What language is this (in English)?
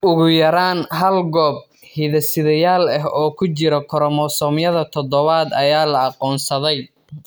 Somali